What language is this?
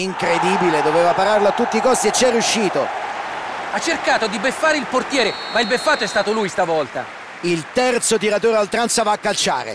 Italian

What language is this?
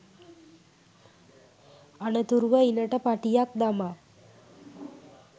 Sinhala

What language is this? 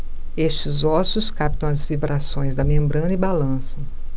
Portuguese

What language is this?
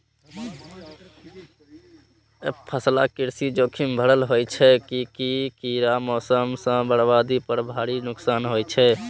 Maithili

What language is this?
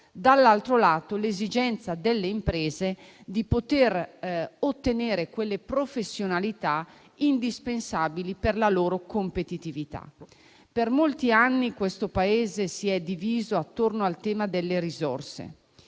Italian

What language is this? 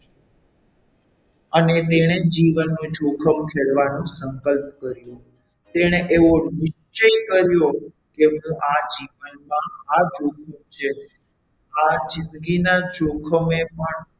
Gujarati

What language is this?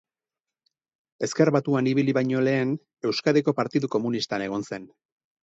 Basque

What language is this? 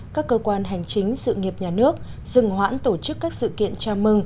Vietnamese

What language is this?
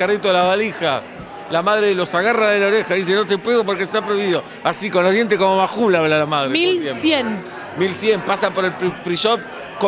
Spanish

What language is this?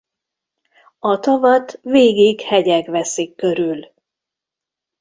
Hungarian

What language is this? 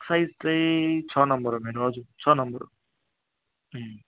Nepali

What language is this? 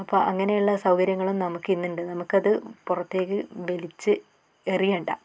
Malayalam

